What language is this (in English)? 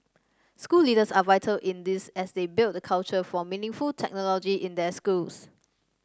English